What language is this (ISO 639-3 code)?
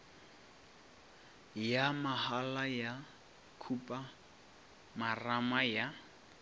nso